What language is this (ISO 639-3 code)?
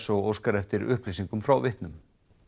isl